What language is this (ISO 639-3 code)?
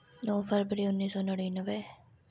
doi